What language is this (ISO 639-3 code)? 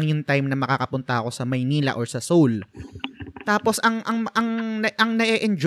fil